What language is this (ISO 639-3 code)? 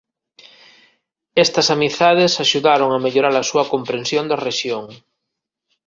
glg